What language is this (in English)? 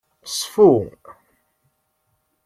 Kabyle